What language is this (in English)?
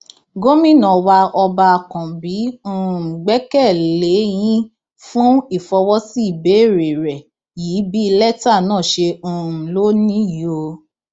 Yoruba